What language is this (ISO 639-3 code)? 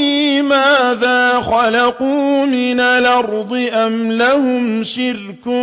ara